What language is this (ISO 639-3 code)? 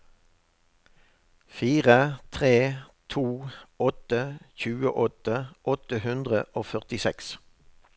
nor